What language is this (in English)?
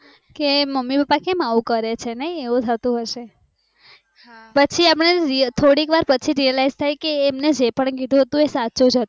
Gujarati